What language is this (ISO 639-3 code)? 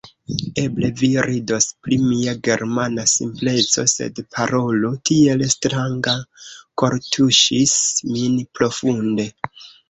epo